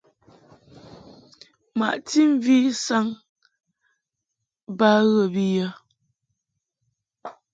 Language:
Mungaka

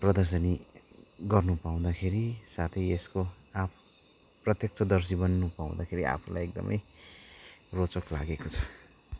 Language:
Nepali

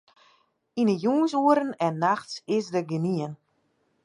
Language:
Western Frisian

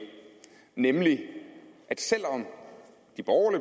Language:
Danish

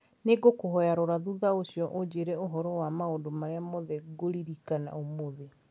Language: Kikuyu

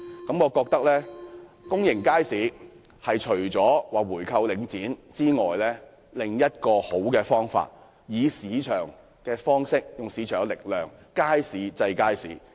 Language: Cantonese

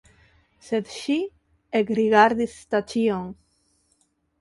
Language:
Esperanto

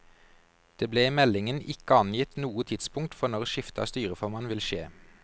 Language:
Norwegian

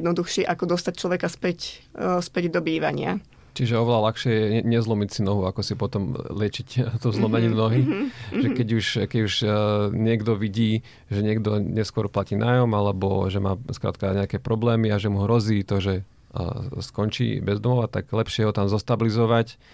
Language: Slovak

